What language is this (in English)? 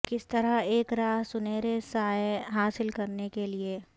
Urdu